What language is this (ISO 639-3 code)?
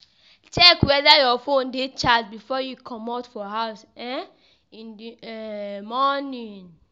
pcm